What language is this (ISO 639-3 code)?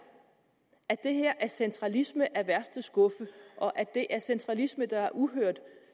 dan